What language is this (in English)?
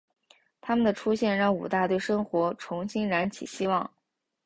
Chinese